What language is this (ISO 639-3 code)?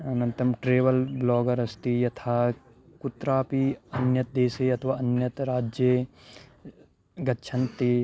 san